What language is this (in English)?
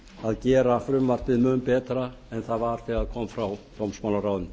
Icelandic